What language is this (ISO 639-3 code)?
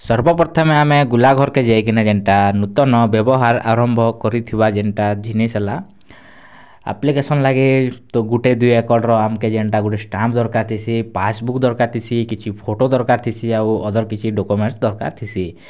ori